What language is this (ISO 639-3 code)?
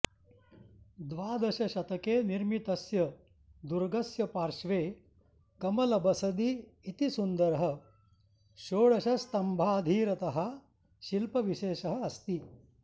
san